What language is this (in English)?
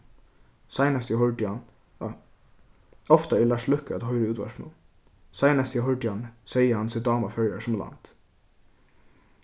Faroese